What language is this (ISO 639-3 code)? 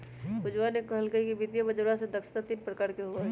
mag